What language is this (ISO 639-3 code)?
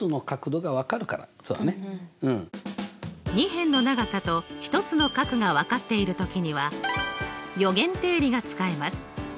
jpn